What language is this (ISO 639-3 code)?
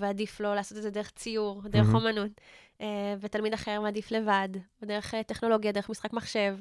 heb